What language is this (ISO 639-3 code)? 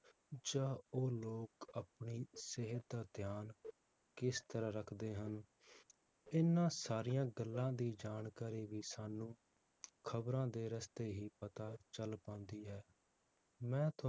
pan